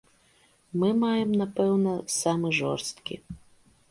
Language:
Belarusian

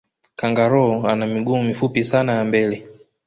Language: Swahili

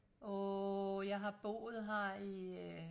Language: Danish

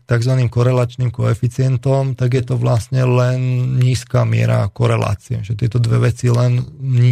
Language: Slovak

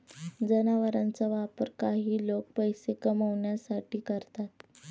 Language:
Marathi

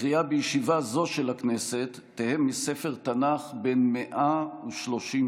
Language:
Hebrew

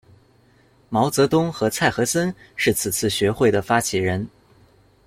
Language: Chinese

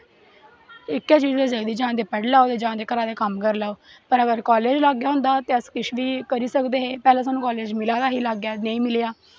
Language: Dogri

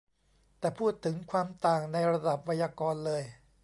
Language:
Thai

